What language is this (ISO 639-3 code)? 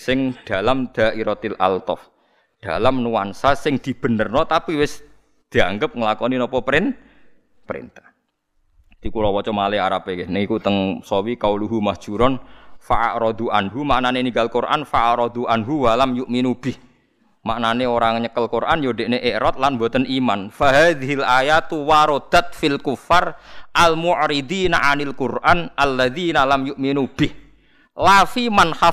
ind